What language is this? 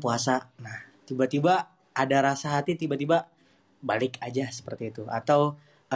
Indonesian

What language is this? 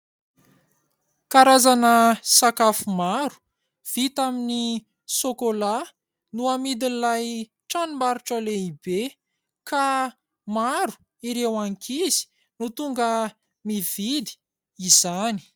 Malagasy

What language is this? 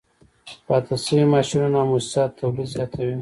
Pashto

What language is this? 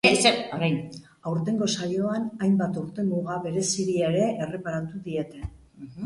Basque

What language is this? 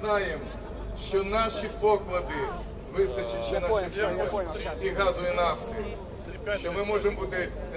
Russian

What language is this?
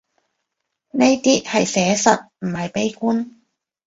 Cantonese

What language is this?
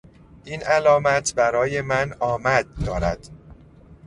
Persian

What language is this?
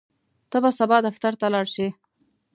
Pashto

